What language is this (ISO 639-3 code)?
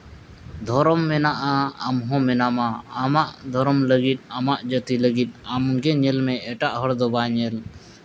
sat